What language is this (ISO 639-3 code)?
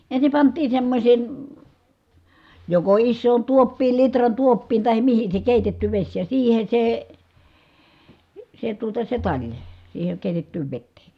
fin